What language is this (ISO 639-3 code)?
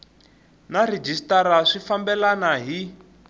tso